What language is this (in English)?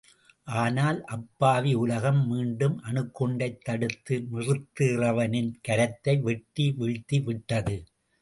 Tamil